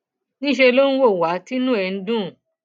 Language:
Yoruba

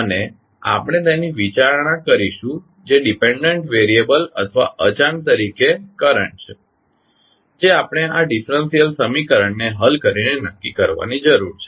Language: Gujarati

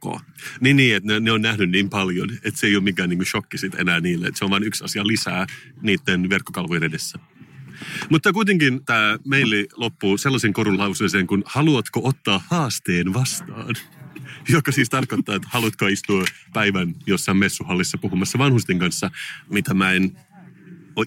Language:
Finnish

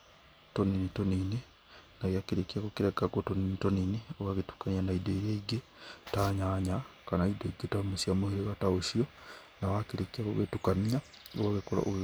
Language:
Kikuyu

